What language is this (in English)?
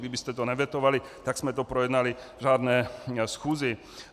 Czech